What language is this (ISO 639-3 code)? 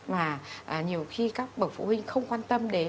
vie